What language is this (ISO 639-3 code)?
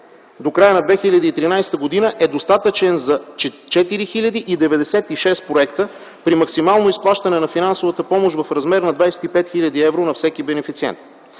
bul